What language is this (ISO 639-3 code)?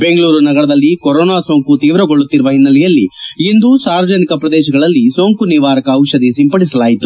kan